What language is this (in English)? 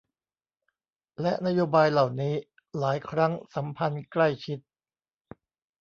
Thai